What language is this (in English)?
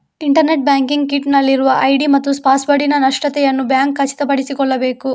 Kannada